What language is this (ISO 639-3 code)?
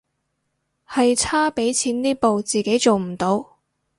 yue